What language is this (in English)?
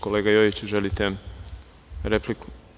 Serbian